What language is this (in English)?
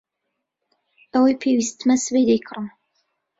Central Kurdish